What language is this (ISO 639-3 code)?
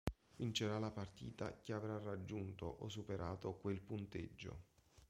ita